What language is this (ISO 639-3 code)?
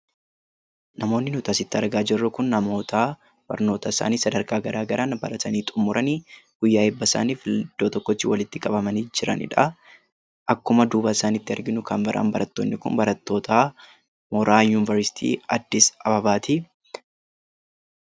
orm